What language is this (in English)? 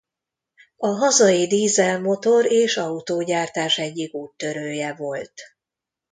Hungarian